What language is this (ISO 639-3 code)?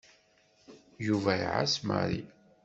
kab